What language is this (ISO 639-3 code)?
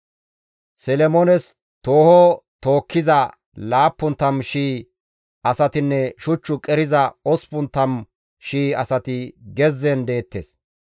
gmv